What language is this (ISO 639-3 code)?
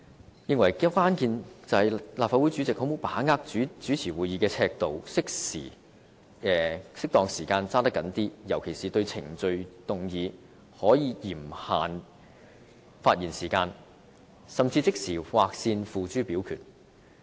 yue